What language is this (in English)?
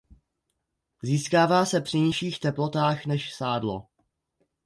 Czech